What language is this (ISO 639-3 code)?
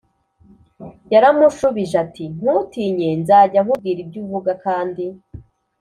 kin